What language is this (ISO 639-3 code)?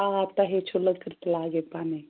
kas